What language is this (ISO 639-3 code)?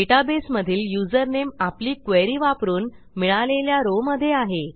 mar